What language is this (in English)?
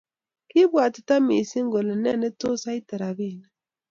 Kalenjin